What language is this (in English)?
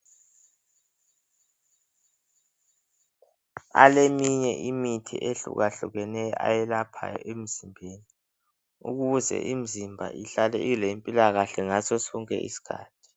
North Ndebele